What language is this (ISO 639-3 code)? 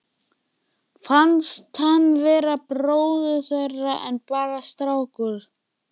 isl